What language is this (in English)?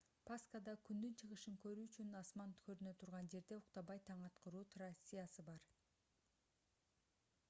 Kyrgyz